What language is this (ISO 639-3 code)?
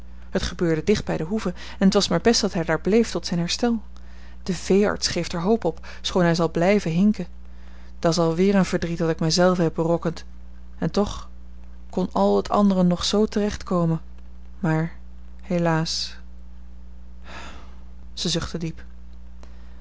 nld